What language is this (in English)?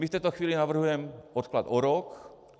Czech